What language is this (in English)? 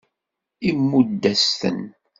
Kabyle